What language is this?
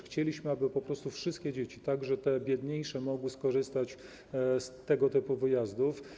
Polish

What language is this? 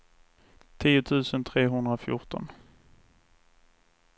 Swedish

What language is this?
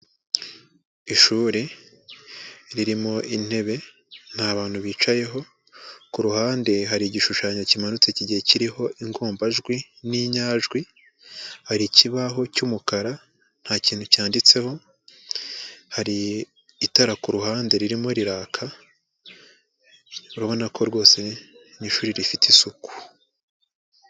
Kinyarwanda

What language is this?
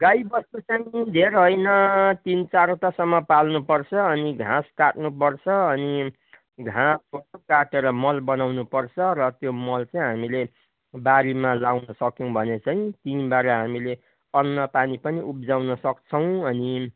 Nepali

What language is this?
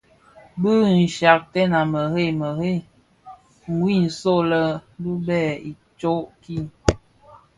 Bafia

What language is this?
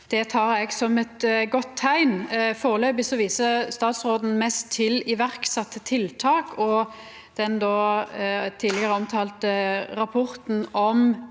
Norwegian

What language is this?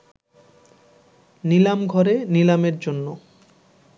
Bangla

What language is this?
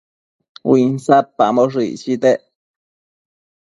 Matsés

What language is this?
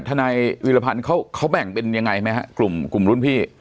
Thai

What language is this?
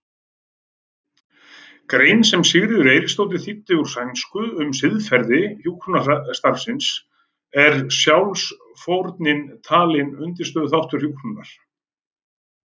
Icelandic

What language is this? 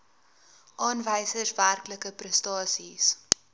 Afrikaans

